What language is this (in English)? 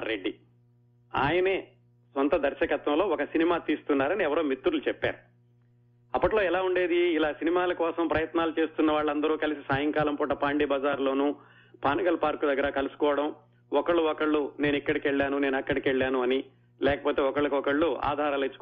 Telugu